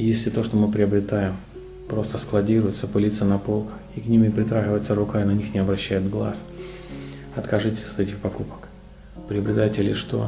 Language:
Russian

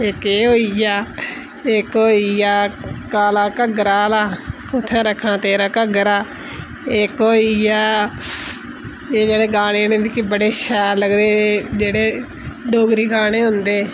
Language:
Dogri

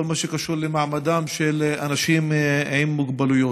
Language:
Hebrew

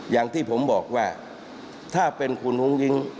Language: Thai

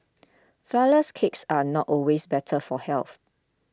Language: English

